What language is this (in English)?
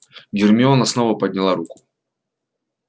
Russian